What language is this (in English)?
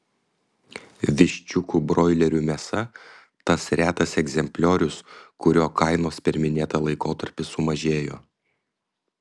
Lithuanian